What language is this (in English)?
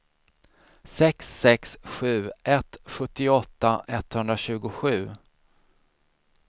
Swedish